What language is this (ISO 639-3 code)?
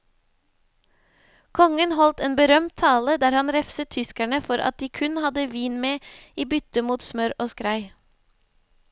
nor